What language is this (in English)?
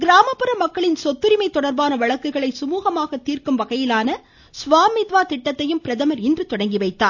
Tamil